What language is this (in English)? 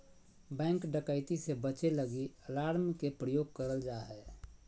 Magahi